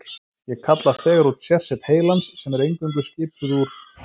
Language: Icelandic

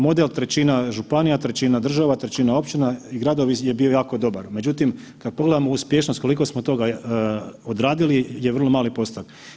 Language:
Croatian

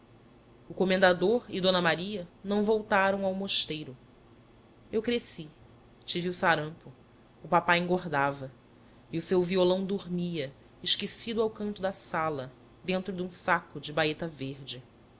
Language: Portuguese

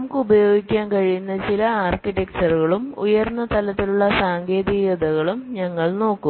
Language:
Malayalam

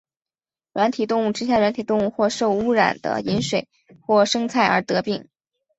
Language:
Chinese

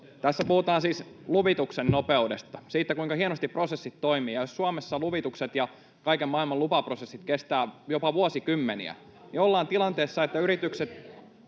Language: Finnish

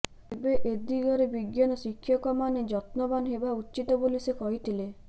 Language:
Odia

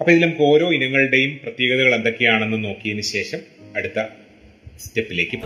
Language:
Malayalam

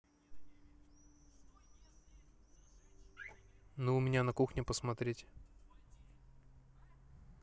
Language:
Russian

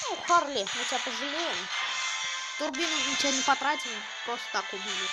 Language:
Russian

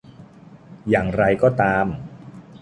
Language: Thai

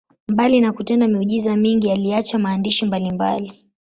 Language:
Swahili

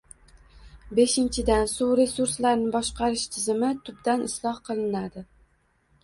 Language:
Uzbek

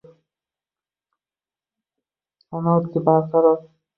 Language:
Uzbek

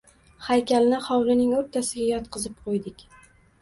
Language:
Uzbek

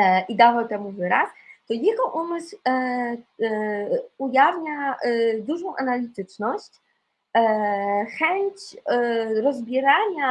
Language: Polish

